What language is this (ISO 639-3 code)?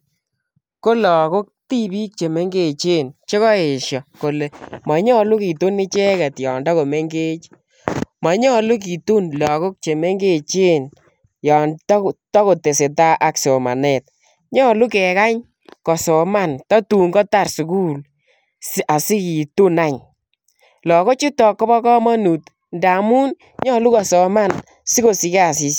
kln